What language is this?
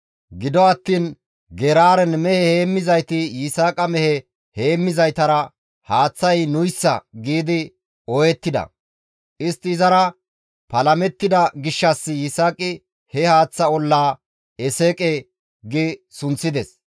Gamo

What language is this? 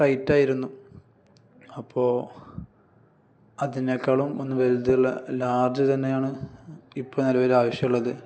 Malayalam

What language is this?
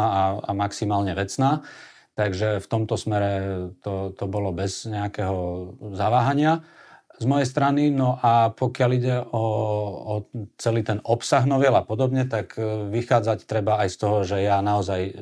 Slovak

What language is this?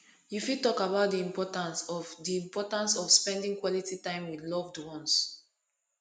Nigerian Pidgin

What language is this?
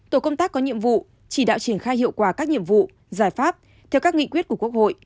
Vietnamese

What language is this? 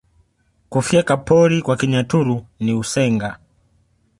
Swahili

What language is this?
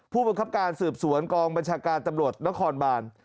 Thai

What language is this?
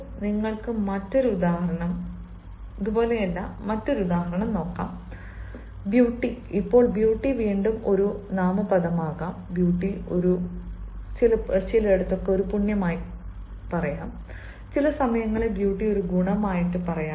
Malayalam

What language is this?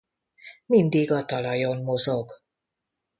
Hungarian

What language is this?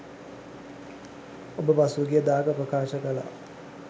Sinhala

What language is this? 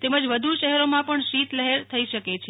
Gujarati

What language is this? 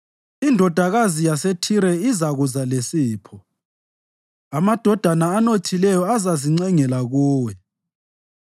North Ndebele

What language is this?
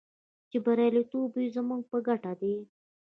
Pashto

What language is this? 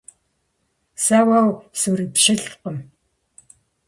Kabardian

